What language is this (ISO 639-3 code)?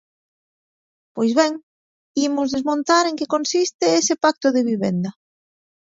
glg